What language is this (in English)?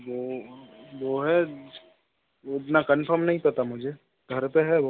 Hindi